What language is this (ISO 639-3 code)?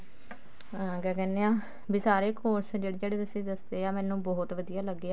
pan